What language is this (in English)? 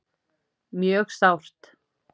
Icelandic